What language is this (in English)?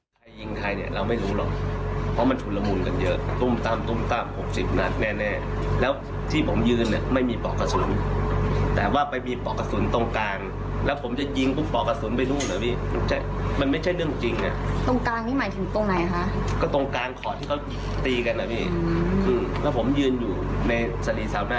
Thai